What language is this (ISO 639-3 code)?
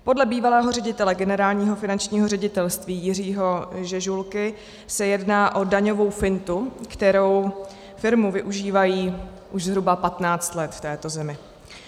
ces